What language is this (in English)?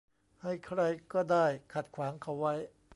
Thai